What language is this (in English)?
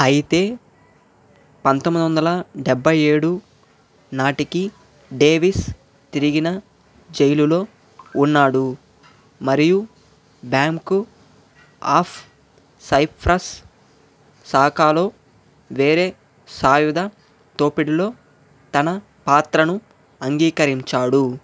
Telugu